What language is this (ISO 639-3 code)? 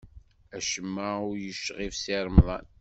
kab